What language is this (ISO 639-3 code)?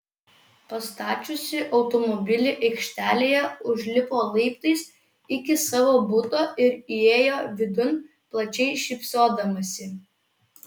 lit